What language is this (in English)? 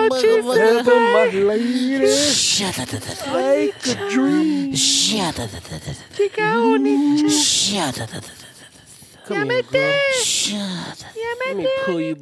English